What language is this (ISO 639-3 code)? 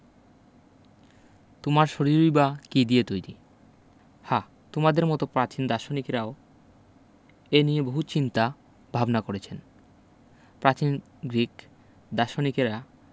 ben